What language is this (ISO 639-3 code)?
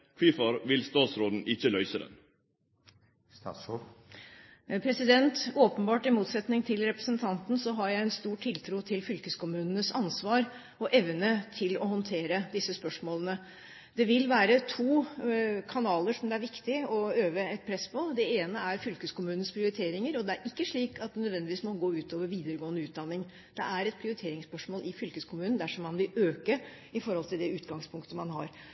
nor